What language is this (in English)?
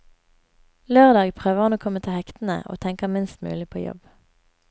Norwegian